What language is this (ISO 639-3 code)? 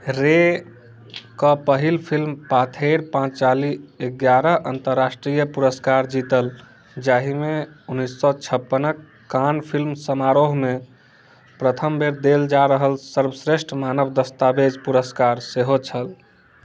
mai